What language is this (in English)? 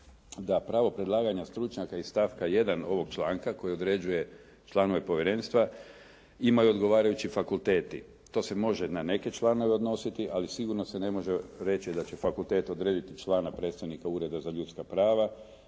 Croatian